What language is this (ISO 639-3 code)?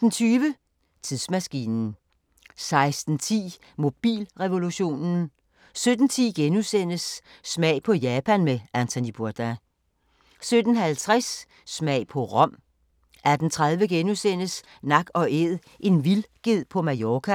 dan